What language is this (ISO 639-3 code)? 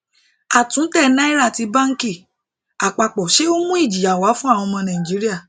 yor